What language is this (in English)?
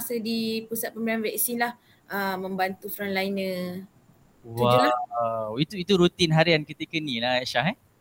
Malay